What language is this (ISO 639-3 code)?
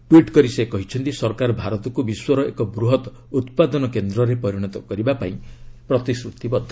ori